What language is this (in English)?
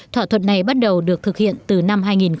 Vietnamese